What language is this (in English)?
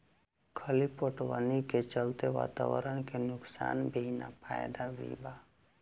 Bhojpuri